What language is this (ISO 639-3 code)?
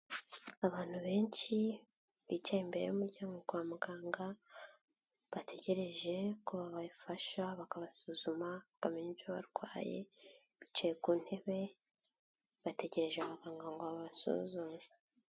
kin